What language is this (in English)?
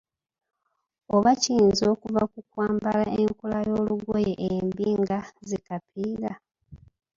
Ganda